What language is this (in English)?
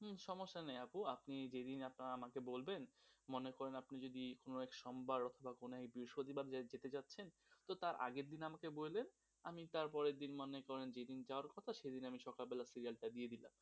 Bangla